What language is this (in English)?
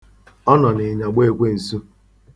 Igbo